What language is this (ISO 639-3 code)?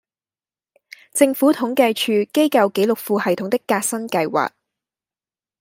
yue